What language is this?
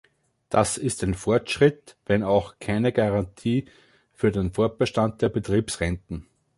German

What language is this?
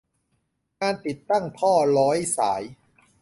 Thai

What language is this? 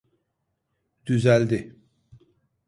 Turkish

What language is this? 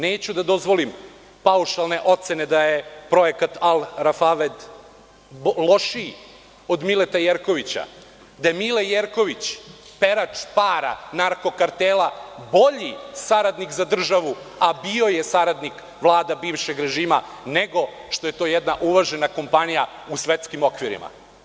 Serbian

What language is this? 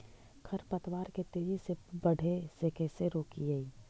Magahi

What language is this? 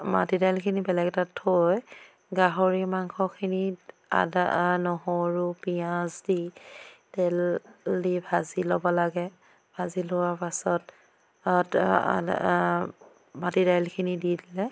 Assamese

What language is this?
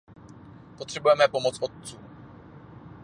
Czech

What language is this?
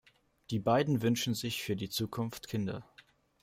German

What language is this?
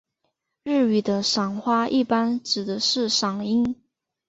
Chinese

